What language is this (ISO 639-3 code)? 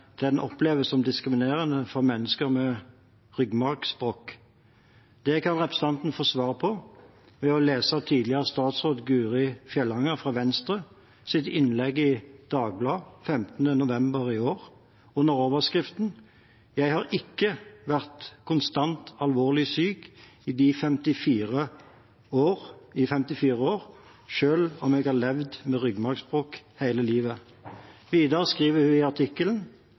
nob